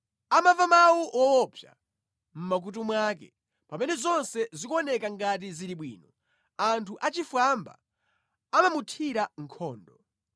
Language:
Nyanja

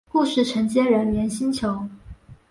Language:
Chinese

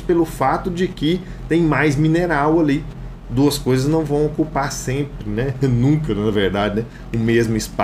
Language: Portuguese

